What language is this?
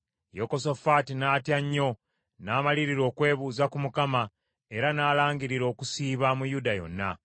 Ganda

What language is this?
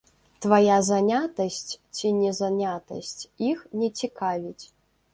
Belarusian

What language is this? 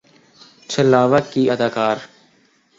Urdu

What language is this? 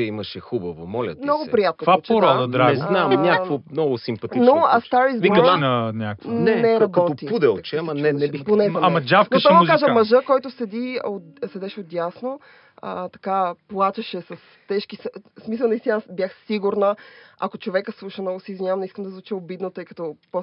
Bulgarian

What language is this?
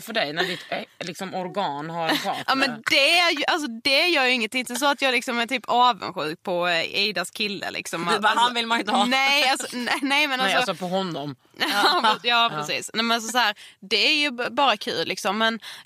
Swedish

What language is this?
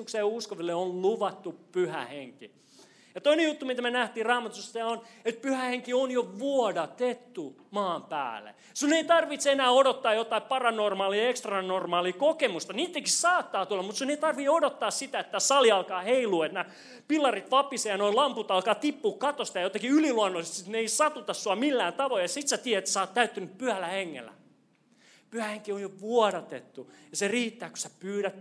Finnish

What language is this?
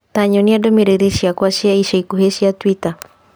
Kikuyu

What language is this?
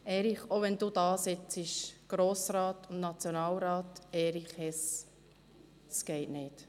Swiss German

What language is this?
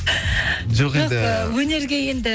Kazakh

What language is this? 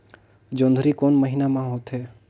Chhattisgarhi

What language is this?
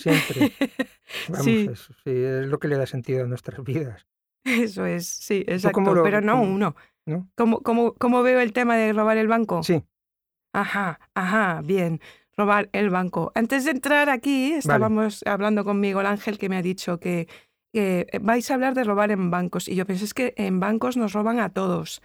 Spanish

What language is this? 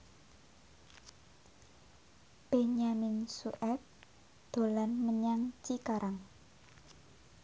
Javanese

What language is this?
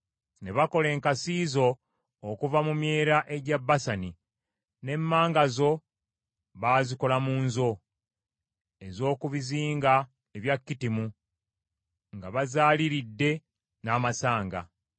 Ganda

